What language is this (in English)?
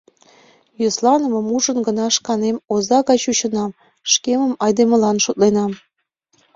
Mari